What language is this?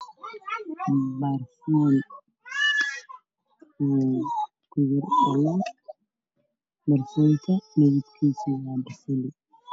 Somali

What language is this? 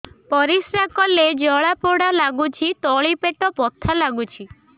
Odia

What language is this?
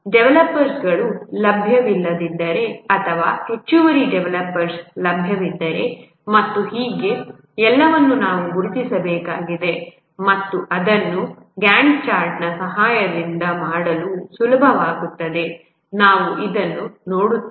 Kannada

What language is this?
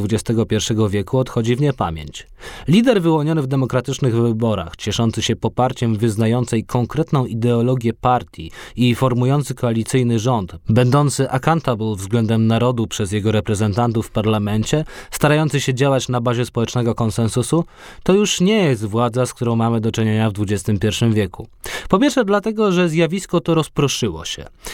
Polish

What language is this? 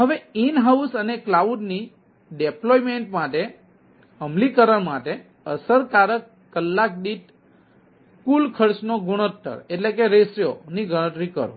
Gujarati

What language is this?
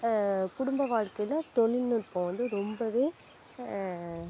Tamil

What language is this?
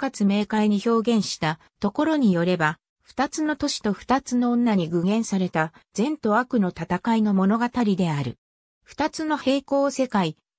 Japanese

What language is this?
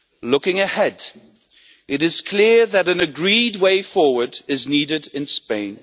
English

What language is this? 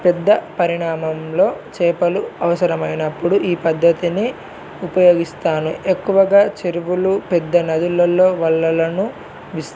Telugu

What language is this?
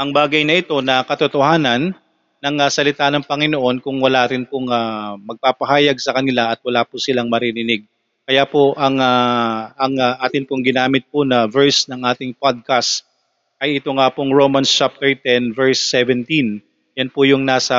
Filipino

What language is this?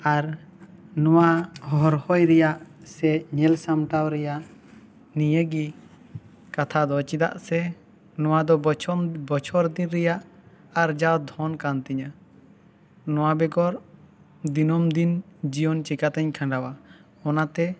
Santali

